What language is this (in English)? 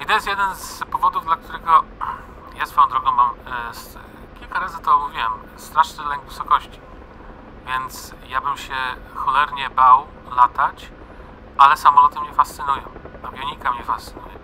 Polish